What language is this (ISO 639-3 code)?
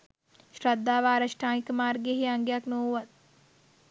sin